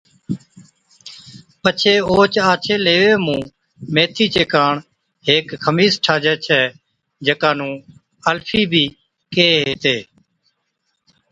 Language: Od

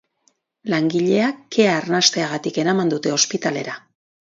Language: Basque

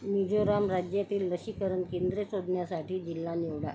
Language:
Marathi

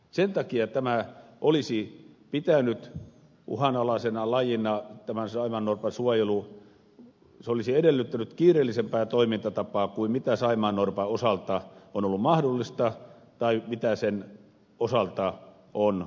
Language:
Finnish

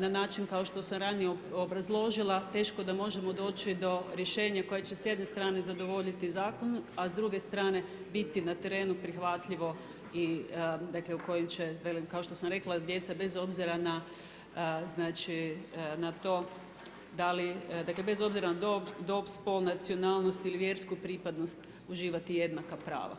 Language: Croatian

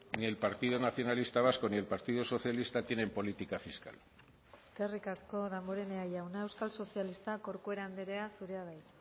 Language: Basque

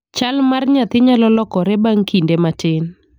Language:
Luo (Kenya and Tanzania)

